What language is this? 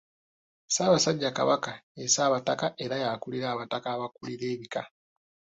Ganda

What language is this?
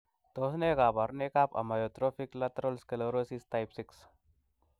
Kalenjin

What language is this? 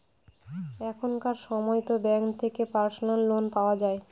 Bangla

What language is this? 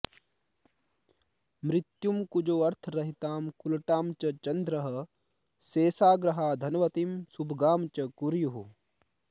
Sanskrit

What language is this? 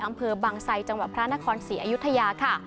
Thai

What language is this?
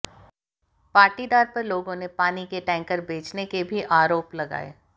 Hindi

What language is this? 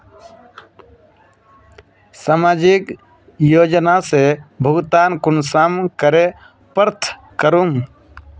Magahi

